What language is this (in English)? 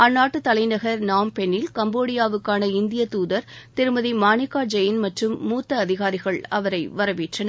Tamil